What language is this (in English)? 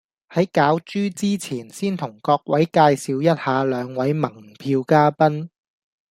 Cantonese